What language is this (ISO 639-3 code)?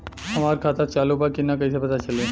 bho